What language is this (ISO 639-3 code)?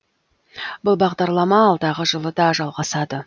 kaz